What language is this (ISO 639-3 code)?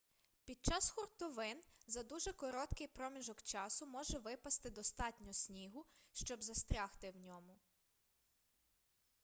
ukr